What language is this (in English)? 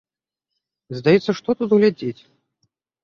Belarusian